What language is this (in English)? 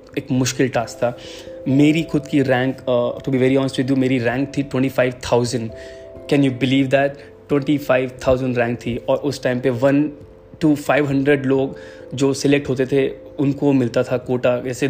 Hindi